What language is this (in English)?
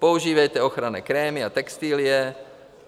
Czech